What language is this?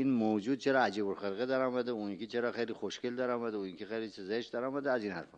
Persian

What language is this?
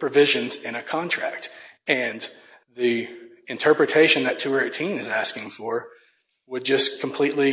English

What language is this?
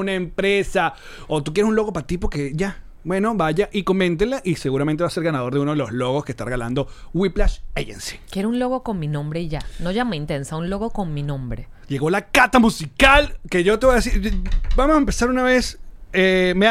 Spanish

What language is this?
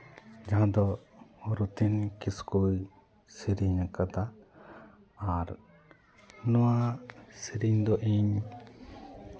Santali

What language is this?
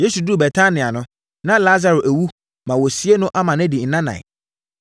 Akan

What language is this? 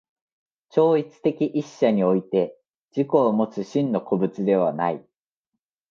Japanese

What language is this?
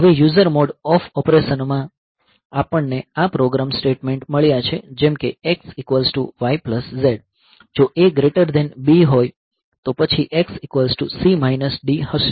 Gujarati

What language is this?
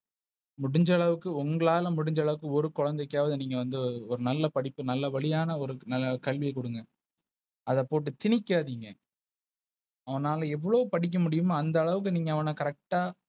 Tamil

